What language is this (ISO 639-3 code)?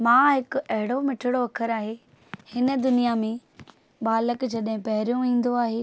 snd